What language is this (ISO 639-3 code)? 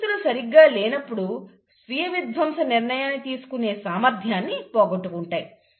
tel